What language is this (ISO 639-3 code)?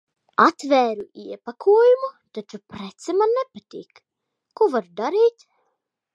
lav